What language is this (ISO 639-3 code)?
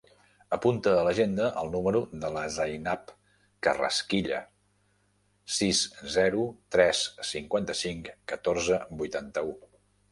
cat